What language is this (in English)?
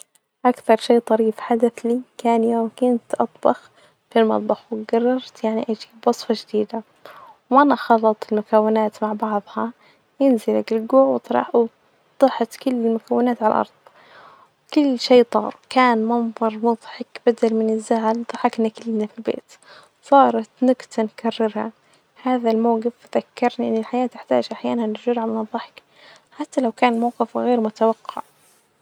Najdi Arabic